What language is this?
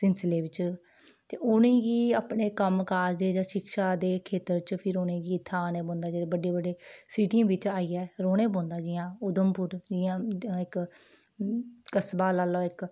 Dogri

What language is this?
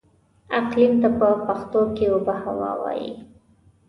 Pashto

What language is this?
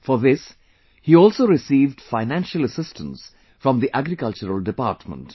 English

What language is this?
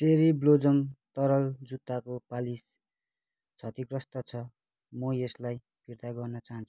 Nepali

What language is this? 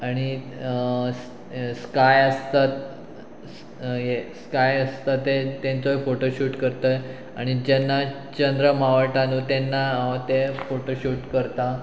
Konkani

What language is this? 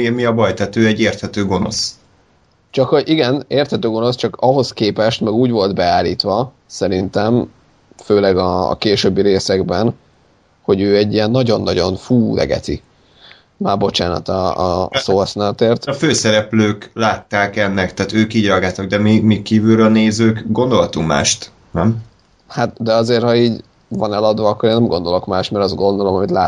Hungarian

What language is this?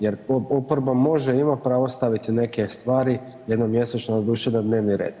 Croatian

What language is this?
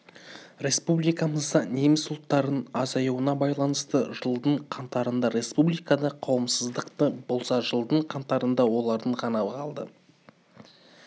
Kazakh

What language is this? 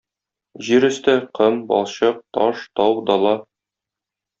Tatar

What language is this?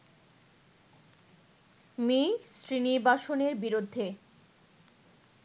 Bangla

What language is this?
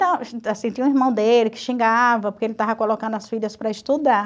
Portuguese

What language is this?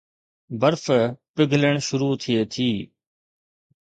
Sindhi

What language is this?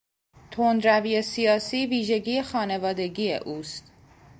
Persian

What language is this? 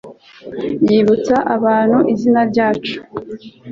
Kinyarwanda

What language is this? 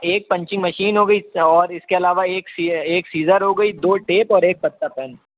Urdu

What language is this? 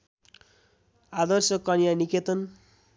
Nepali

